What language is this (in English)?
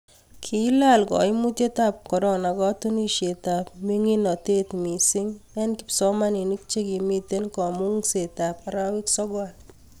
Kalenjin